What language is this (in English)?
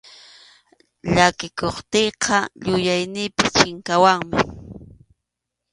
Arequipa-La Unión Quechua